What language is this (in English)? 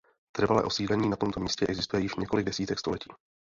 Czech